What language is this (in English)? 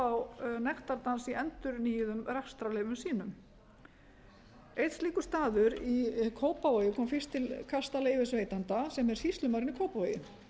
Icelandic